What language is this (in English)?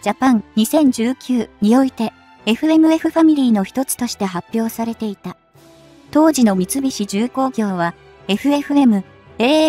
Japanese